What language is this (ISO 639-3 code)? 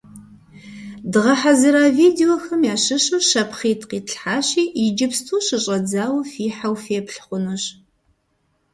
kbd